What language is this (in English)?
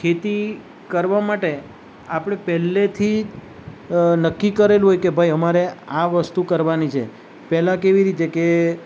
Gujarati